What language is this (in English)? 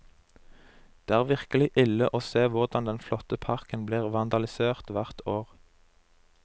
Norwegian